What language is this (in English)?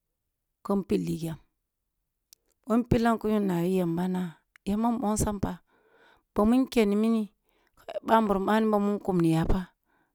Kulung (Nigeria)